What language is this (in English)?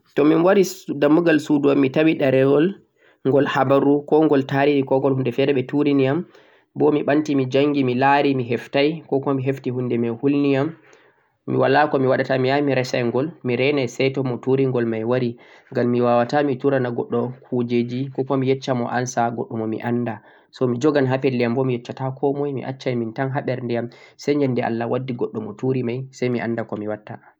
Central-Eastern Niger Fulfulde